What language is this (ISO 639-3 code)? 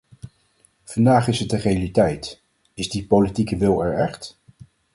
nld